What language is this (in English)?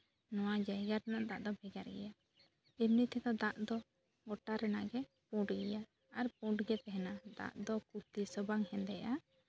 Santali